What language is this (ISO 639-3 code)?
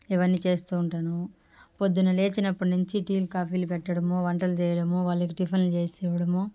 tel